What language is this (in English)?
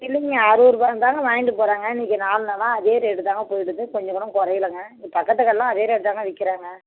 Tamil